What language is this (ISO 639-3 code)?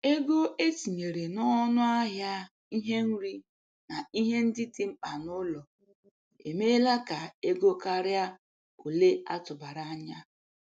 ibo